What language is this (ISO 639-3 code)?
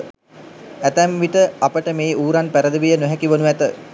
sin